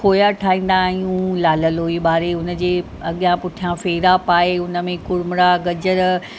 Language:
Sindhi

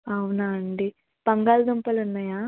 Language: Telugu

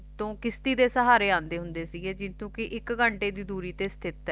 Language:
Punjabi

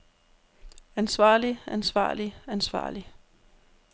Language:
Danish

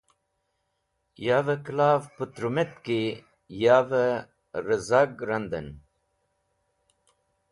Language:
Wakhi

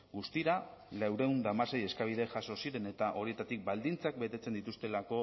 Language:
Basque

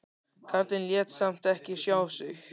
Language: Icelandic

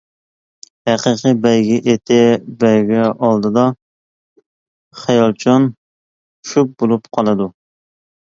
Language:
Uyghur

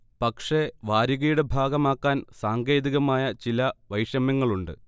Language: Malayalam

